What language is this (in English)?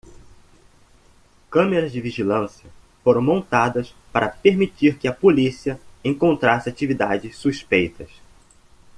Portuguese